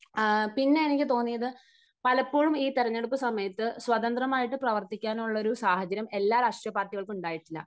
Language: Malayalam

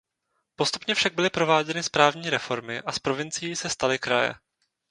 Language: Czech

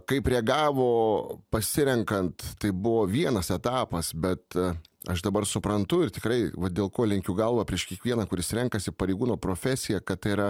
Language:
Lithuanian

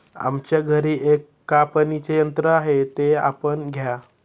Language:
Marathi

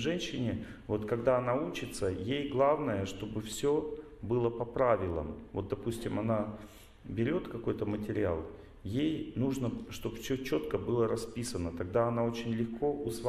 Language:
Russian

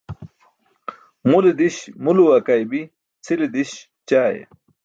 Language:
Burushaski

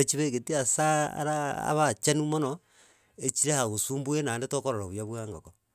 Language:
Gusii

